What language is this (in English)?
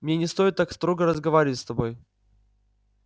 Russian